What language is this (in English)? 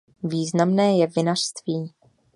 Czech